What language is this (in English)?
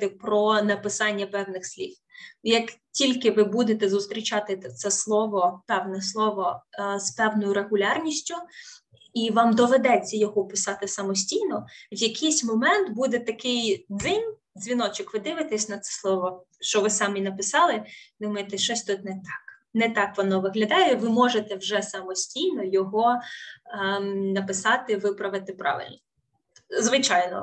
Ukrainian